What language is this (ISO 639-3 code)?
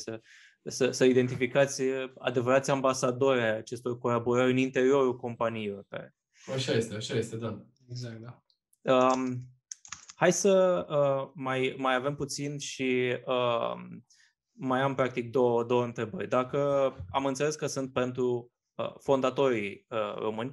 ron